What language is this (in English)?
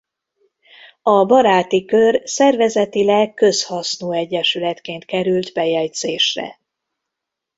Hungarian